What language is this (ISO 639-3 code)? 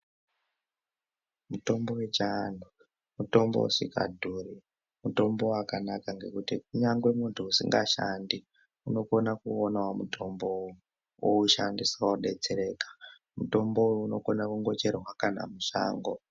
ndc